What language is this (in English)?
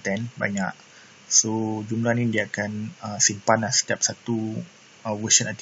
Malay